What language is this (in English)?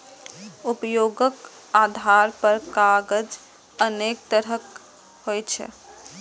Maithili